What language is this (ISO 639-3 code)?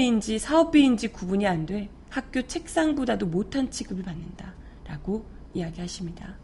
kor